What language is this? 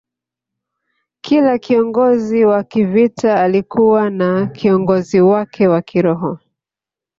Swahili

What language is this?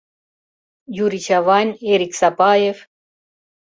Mari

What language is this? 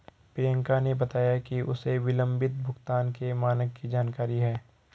Hindi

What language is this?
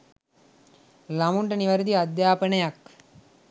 Sinhala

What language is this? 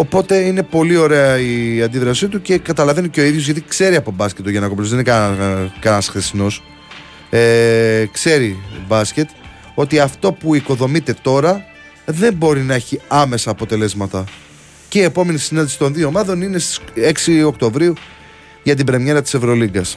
Greek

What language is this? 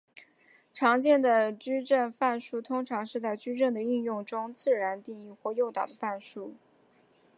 Chinese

